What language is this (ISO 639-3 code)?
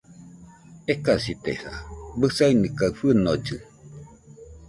hux